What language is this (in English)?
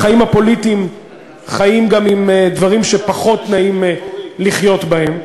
Hebrew